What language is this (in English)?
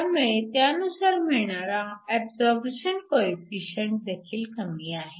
Marathi